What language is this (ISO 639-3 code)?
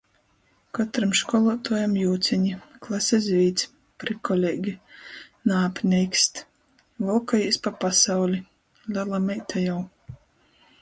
ltg